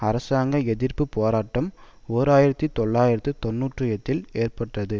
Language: Tamil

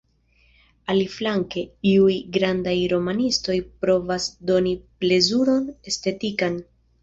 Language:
Esperanto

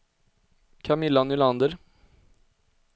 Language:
Swedish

